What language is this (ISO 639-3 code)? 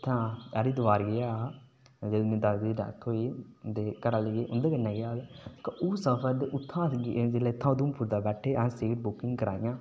doi